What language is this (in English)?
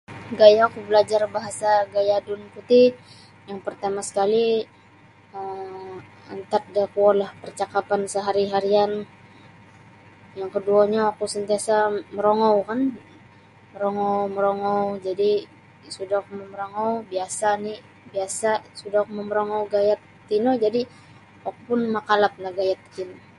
Sabah Bisaya